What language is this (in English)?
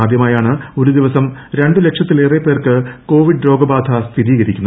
Malayalam